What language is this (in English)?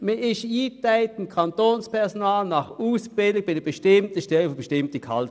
Swiss German